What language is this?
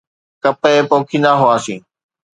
Sindhi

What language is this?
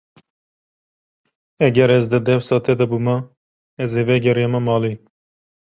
Kurdish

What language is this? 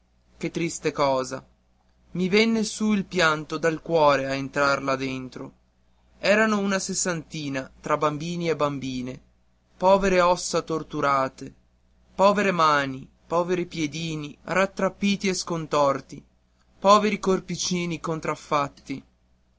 Italian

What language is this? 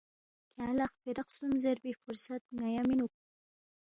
Balti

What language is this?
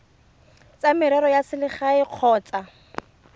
Tswana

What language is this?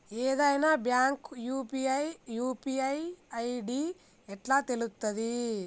Telugu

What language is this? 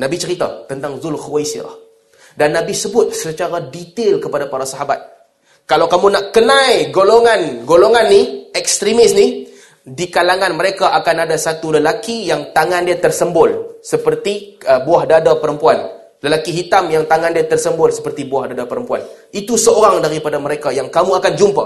Malay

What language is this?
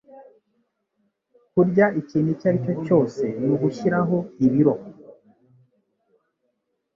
Kinyarwanda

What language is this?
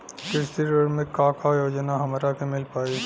Bhojpuri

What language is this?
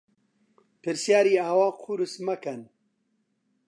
Central Kurdish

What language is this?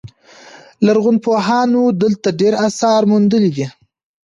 Pashto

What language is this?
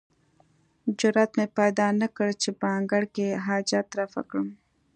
Pashto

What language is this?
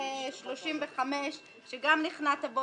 Hebrew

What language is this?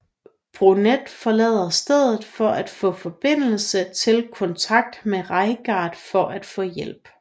Danish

